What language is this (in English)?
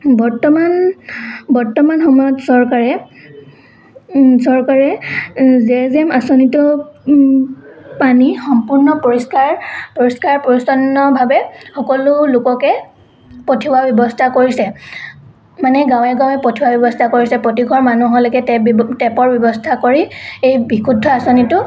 Assamese